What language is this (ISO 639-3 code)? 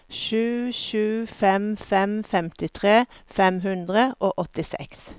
nor